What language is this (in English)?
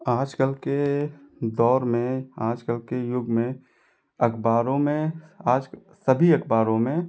Hindi